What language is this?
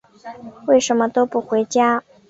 Chinese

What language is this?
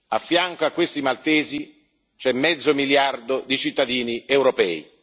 Italian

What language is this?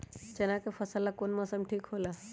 Magahi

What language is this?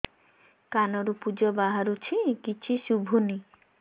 Odia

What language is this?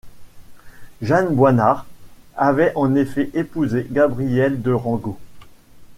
French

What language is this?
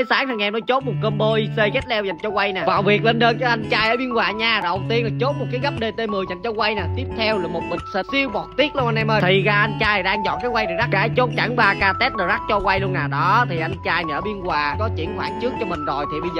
Vietnamese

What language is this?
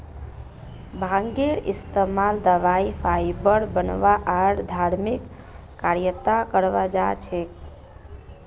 Magahi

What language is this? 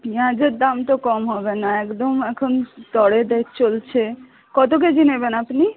Bangla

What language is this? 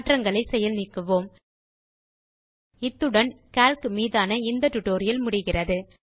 Tamil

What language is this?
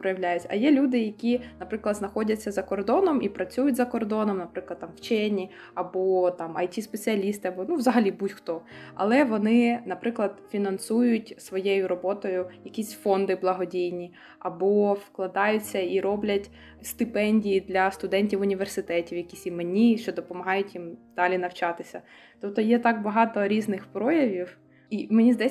Ukrainian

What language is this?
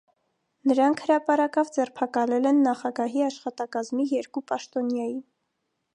Armenian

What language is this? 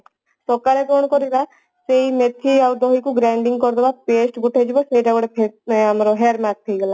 Odia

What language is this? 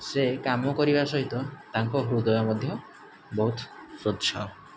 Odia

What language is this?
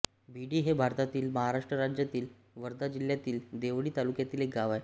Marathi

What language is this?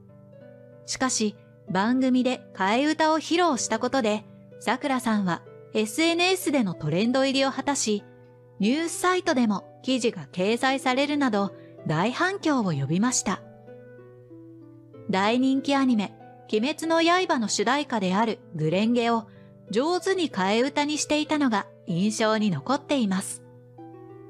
Japanese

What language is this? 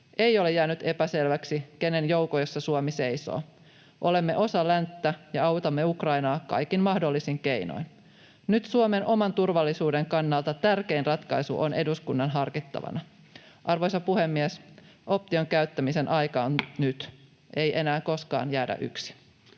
Finnish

